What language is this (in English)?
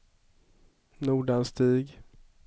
Swedish